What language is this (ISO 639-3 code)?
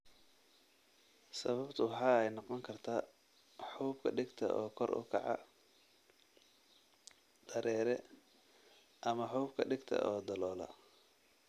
som